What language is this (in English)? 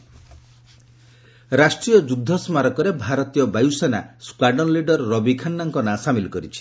Odia